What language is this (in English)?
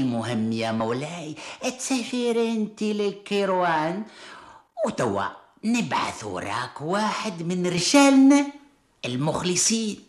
Arabic